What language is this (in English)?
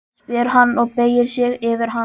Icelandic